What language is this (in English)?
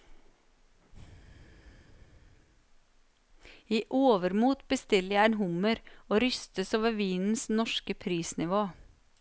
Norwegian